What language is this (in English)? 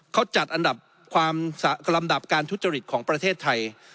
Thai